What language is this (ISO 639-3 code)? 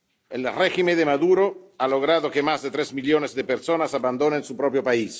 spa